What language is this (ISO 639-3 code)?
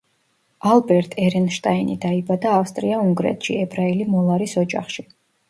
kat